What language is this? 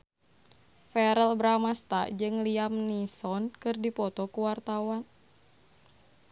Sundanese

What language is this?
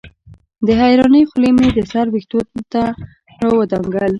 Pashto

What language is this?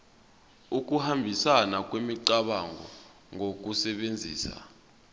Zulu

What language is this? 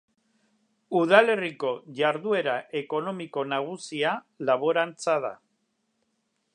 Basque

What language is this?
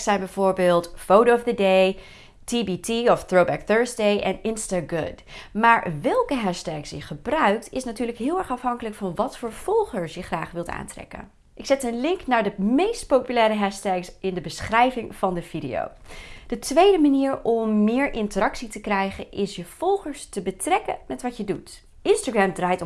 Dutch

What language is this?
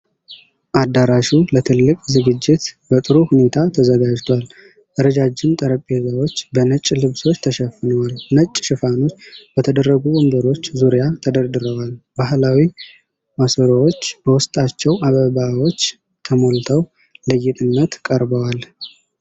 Amharic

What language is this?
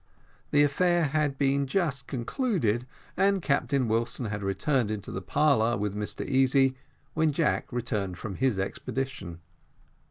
English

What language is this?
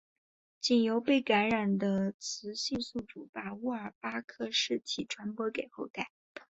Chinese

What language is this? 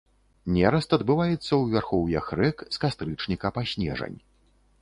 Belarusian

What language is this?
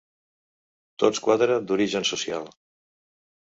Catalan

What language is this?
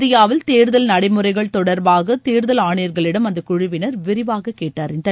Tamil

